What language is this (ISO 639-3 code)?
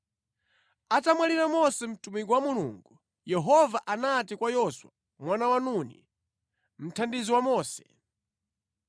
nya